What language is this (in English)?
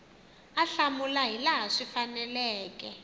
Tsonga